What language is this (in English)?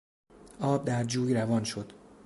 Persian